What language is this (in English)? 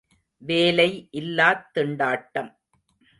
Tamil